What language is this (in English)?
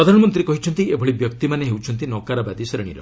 Odia